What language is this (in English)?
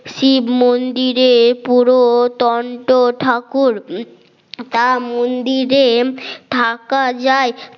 Bangla